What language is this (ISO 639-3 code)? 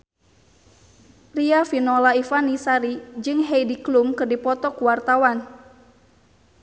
sun